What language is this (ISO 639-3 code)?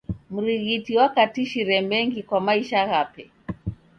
dav